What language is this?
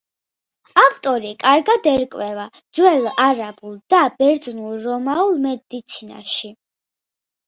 Georgian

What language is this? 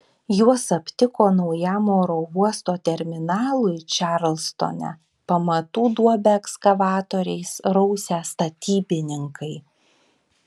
Lithuanian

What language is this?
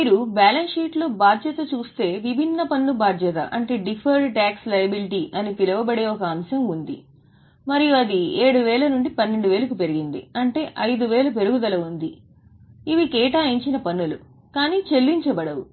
Telugu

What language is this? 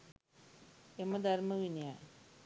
Sinhala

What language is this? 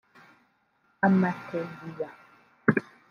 Kinyarwanda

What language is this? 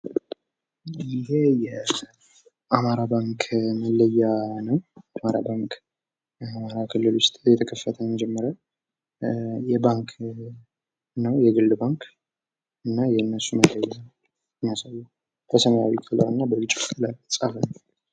Amharic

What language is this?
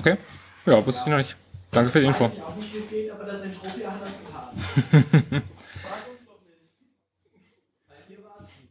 German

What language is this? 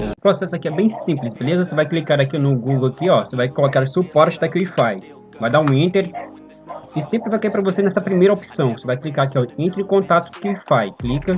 Portuguese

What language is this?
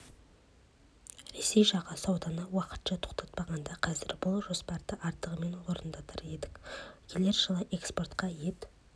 Kazakh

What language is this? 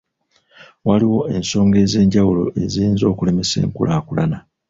Ganda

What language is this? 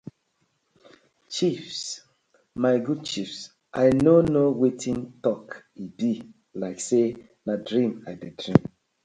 Nigerian Pidgin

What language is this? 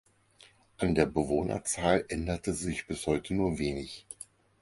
German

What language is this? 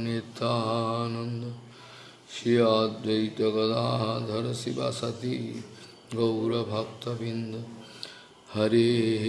Portuguese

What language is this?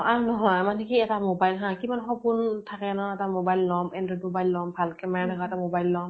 Assamese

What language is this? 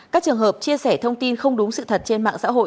Vietnamese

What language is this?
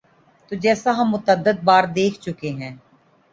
Urdu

